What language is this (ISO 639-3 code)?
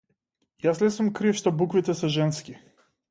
mkd